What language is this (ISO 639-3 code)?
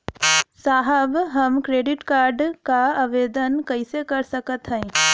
bho